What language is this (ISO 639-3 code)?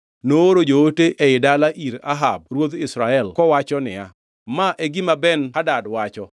luo